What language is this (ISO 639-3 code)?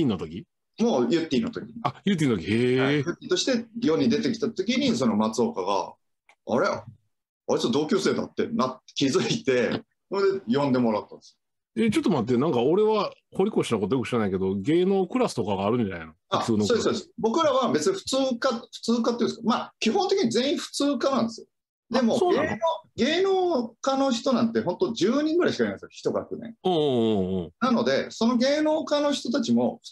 jpn